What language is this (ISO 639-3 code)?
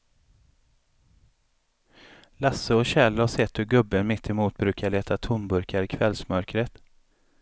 swe